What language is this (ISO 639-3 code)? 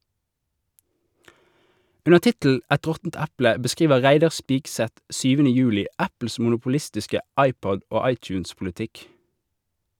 nor